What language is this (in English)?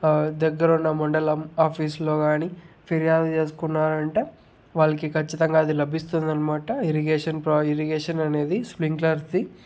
Telugu